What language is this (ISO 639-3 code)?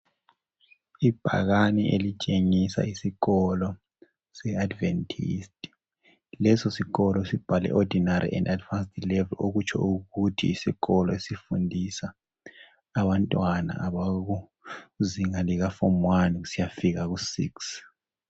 nde